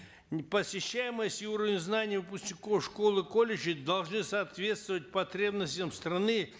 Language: Kazakh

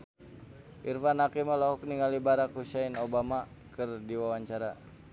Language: Sundanese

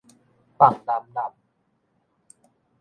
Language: Min Nan Chinese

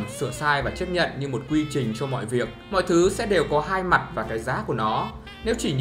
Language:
Vietnamese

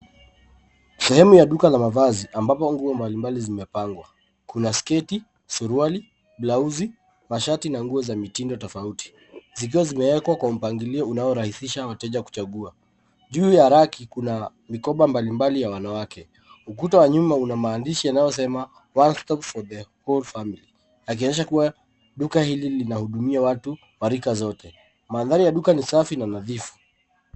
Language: Swahili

